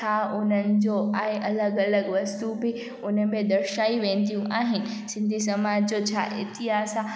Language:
Sindhi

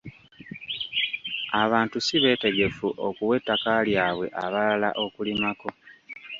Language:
Ganda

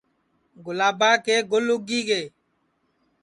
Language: Sansi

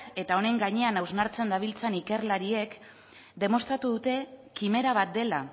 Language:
Basque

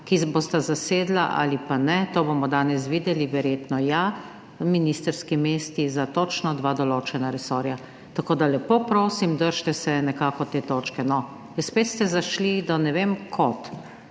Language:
Slovenian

